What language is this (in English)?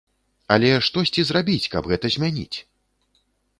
Belarusian